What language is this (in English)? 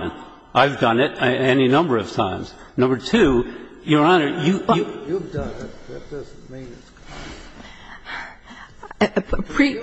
English